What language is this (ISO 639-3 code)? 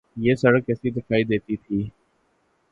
urd